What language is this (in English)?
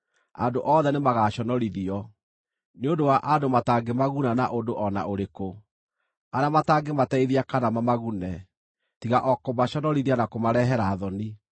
Kikuyu